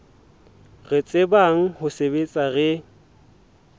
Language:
Southern Sotho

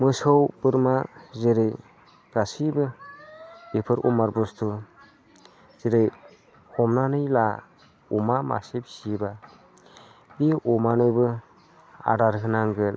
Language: Bodo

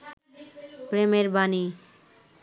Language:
Bangla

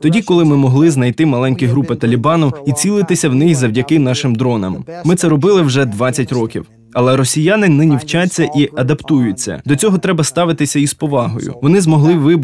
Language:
Ukrainian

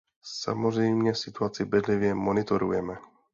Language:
Czech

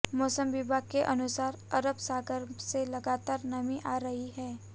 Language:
Hindi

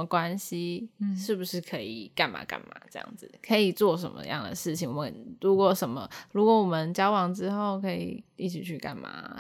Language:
Chinese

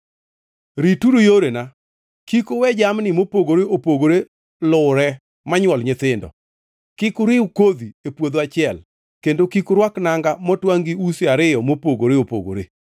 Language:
Luo (Kenya and Tanzania)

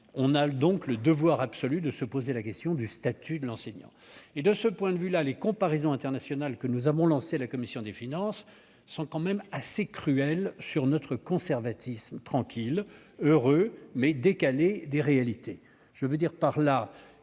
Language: French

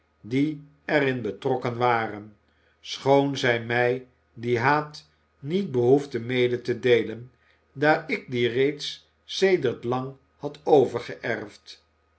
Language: Dutch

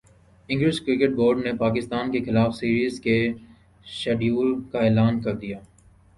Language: Urdu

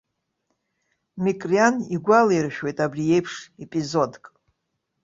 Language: Abkhazian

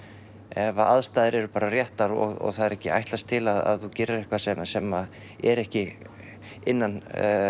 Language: Icelandic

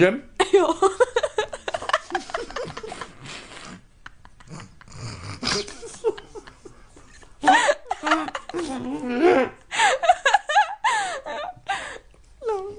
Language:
Czech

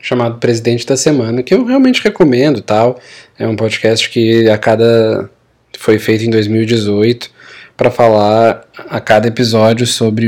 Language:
Portuguese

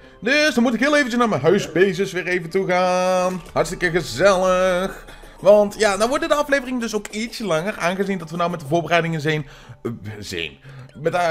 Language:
Dutch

